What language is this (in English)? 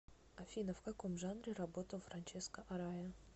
Russian